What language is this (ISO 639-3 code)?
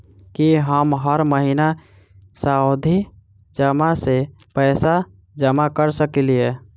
mai